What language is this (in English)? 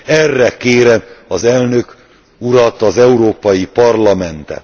Hungarian